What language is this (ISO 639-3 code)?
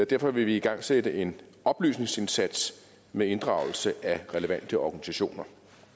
dan